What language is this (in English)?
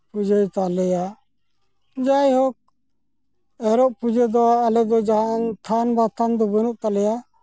Santali